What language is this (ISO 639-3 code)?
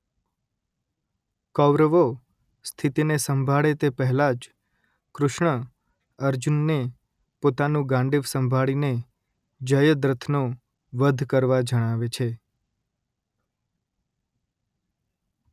guj